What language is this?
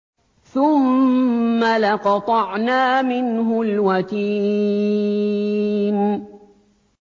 Arabic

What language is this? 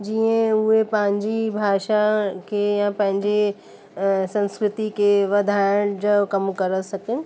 Sindhi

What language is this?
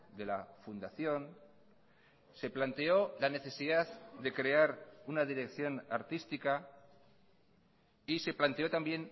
Spanish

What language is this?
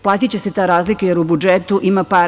Serbian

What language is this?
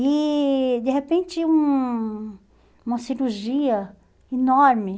Portuguese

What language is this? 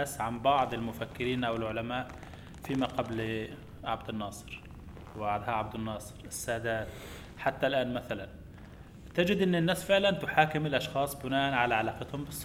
Arabic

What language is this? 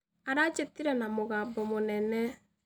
Kikuyu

